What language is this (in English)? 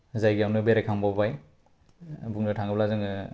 Bodo